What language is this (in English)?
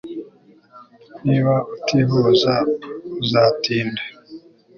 Kinyarwanda